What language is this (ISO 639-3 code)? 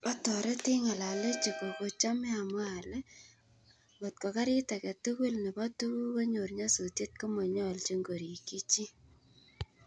kln